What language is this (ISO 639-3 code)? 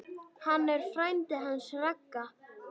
isl